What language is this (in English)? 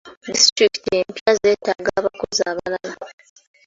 Ganda